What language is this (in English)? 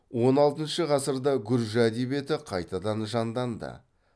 Kazakh